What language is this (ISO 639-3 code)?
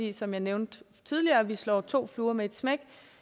dan